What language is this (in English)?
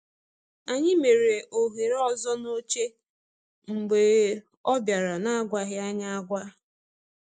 Igbo